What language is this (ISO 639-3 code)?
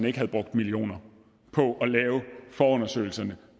dan